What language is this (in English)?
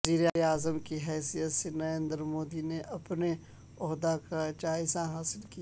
Urdu